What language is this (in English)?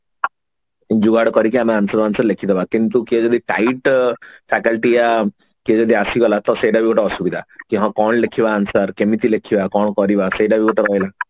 Odia